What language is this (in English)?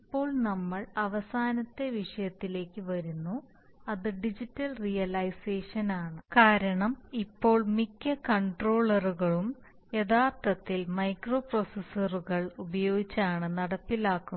Malayalam